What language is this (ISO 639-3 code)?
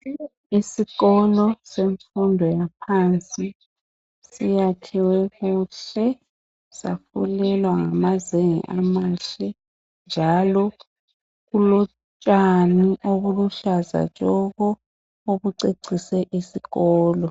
nde